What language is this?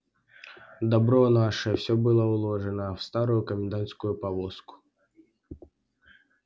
Russian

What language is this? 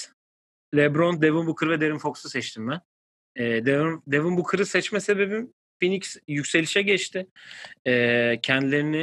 Turkish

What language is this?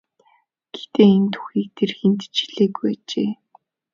Mongolian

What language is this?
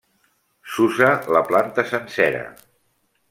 Catalan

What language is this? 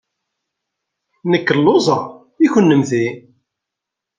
Kabyle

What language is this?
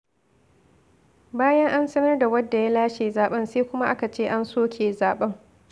Hausa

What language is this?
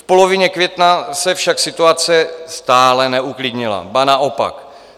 Czech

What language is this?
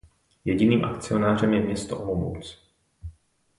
Czech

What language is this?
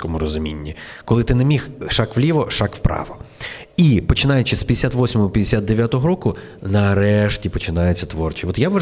Ukrainian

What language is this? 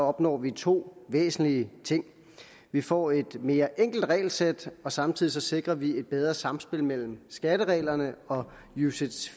Danish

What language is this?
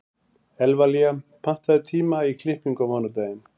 Icelandic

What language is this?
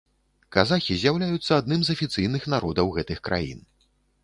Belarusian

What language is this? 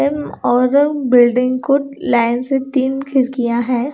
Hindi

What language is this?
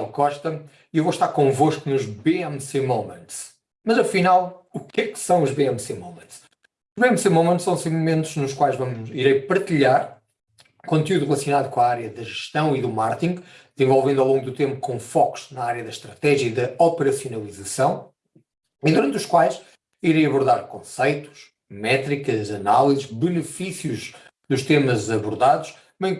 Portuguese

